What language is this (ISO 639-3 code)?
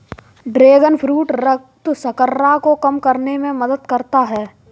hin